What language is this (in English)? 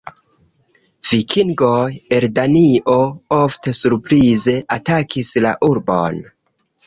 Esperanto